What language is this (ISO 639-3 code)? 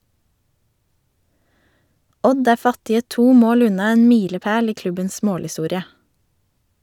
nor